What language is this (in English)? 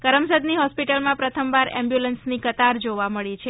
Gujarati